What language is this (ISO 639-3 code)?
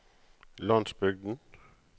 nor